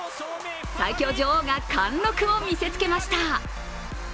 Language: Japanese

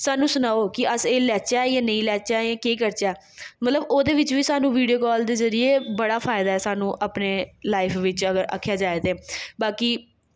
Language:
Dogri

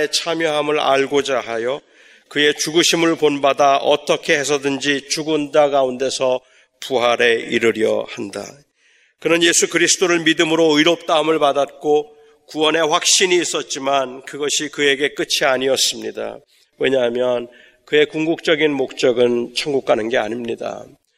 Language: Korean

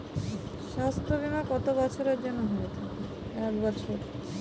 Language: Bangla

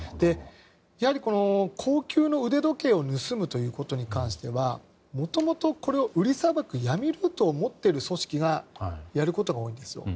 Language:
Japanese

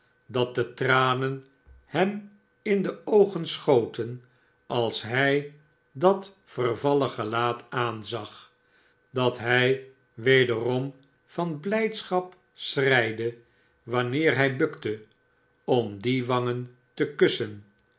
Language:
Dutch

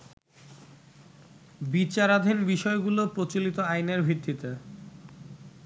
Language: Bangla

